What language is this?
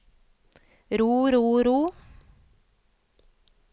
Norwegian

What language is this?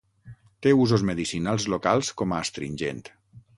Catalan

